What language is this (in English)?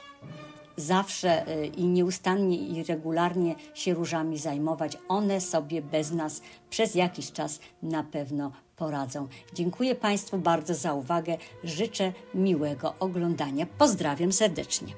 Polish